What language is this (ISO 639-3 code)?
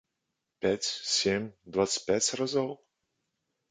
bel